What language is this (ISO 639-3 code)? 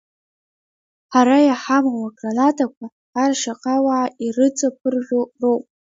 abk